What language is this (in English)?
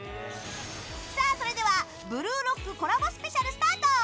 Japanese